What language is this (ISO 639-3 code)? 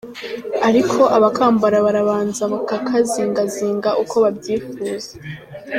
kin